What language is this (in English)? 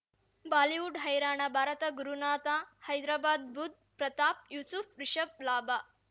Kannada